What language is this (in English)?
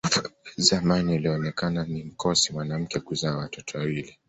Swahili